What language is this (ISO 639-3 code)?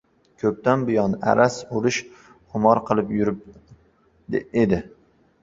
uzb